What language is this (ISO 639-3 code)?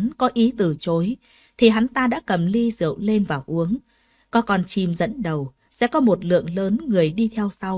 vie